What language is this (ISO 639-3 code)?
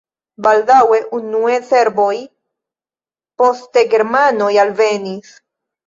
epo